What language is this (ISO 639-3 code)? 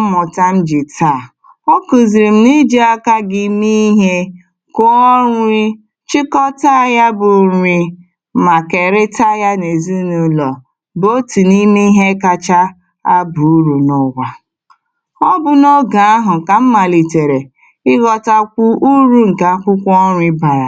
ibo